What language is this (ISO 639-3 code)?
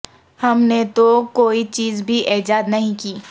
urd